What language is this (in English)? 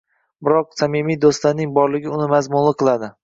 Uzbek